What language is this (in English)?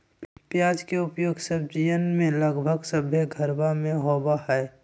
Magahi